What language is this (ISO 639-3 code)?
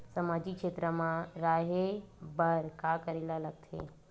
hne